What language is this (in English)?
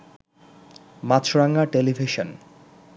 Bangla